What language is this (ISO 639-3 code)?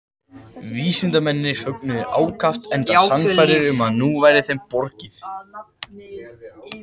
isl